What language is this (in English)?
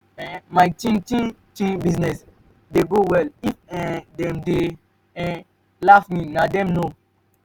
Nigerian Pidgin